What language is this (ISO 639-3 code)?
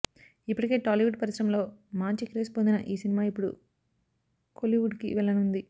tel